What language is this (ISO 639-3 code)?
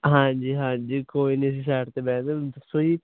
pan